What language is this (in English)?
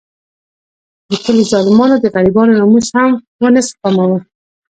Pashto